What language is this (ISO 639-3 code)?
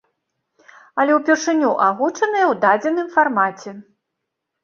bel